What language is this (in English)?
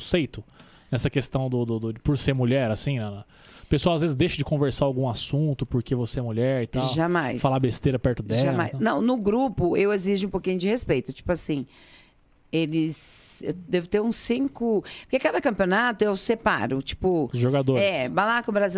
Portuguese